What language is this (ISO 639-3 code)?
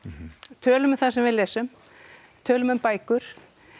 isl